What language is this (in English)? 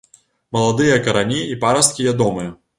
Belarusian